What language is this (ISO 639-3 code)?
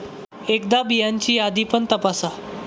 mar